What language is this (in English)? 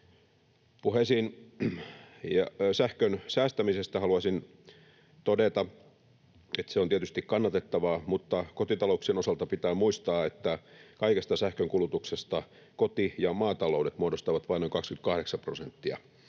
Finnish